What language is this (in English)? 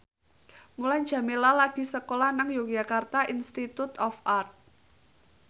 Javanese